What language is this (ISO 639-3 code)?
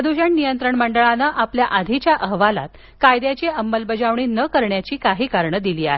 mar